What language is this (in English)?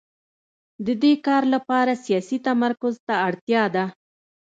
Pashto